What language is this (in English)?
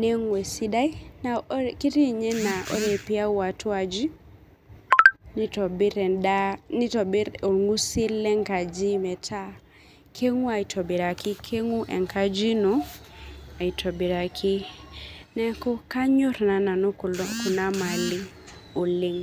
Masai